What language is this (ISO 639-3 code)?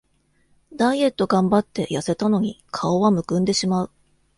jpn